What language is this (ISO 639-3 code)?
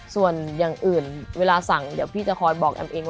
tha